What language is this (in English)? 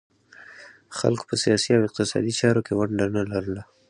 Pashto